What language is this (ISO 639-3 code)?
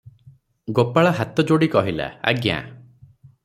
ori